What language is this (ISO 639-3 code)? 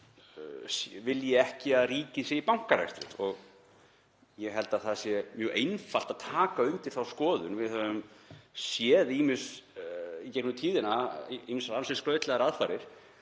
isl